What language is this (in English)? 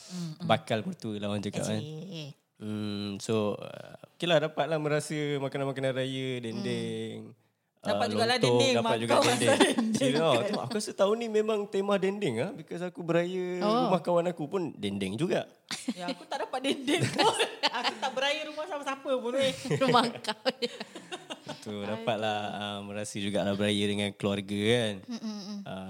Malay